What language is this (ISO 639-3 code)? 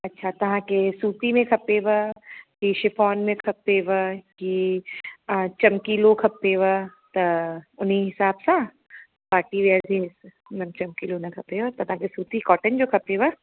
snd